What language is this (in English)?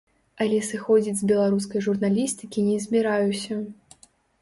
Belarusian